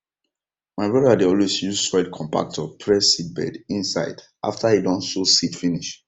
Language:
Nigerian Pidgin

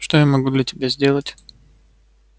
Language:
Russian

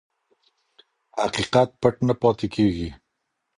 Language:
Pashto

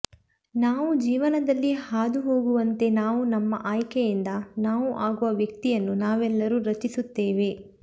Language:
Kannada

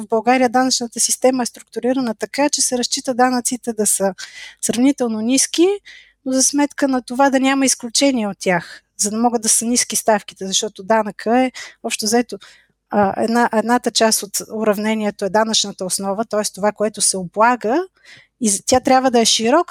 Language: Bulgarian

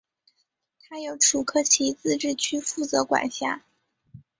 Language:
Chinese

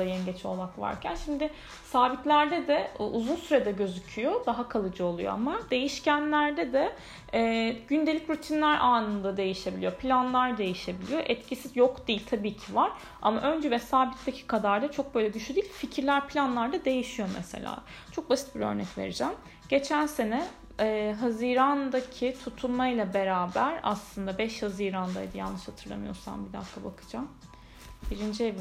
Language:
Turkish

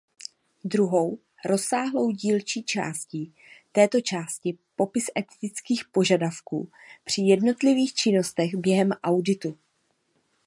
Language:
Czech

